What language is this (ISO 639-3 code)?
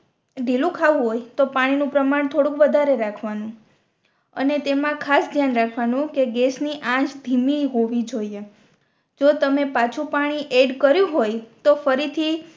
guj